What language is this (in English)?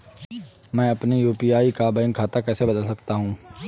Hindi